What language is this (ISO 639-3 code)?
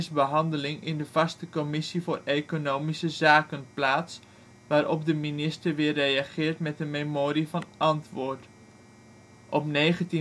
nld